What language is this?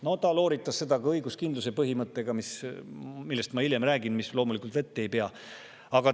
Estonian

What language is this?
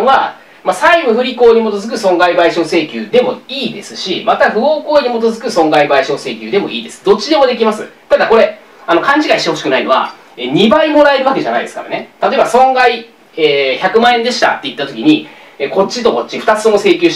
Japanese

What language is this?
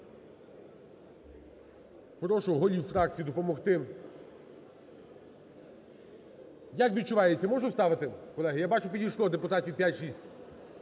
Ukrainian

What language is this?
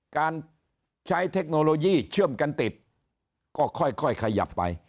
Thai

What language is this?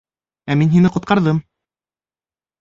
Bashkir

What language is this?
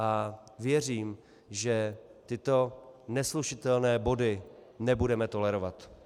Czech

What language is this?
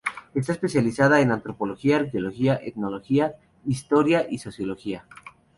Spanish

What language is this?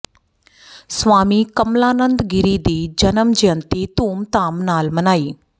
Punjabi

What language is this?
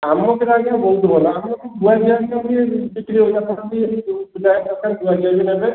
Odia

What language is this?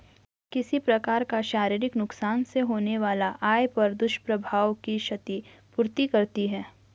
Hindi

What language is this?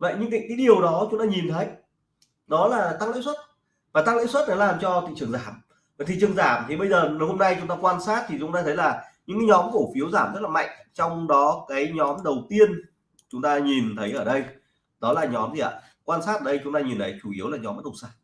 Vietnamese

